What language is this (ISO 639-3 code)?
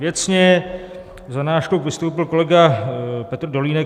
ces